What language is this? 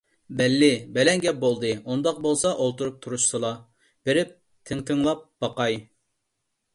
Uyghur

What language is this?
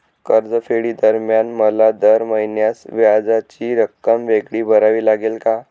Marathi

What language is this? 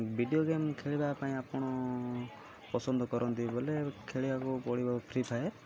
Odia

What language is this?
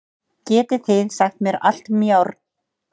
Icelandic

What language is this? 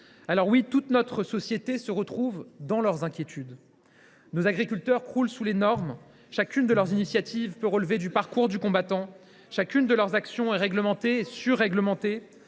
French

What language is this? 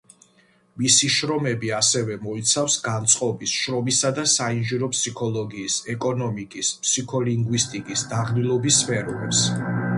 Georgian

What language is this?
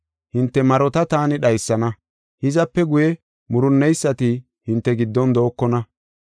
Gofa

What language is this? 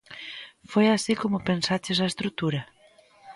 Galician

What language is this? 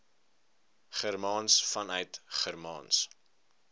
Afrikaans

